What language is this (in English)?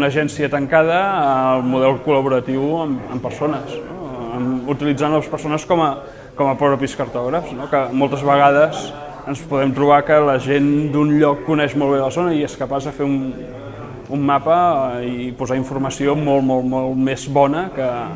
Catalan